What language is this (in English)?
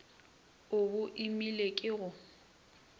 Northern Sotho